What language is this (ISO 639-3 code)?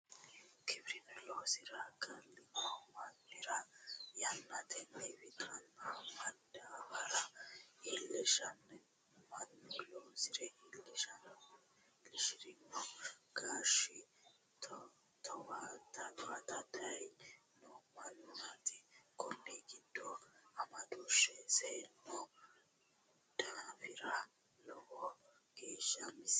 sid